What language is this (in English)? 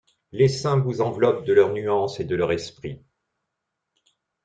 French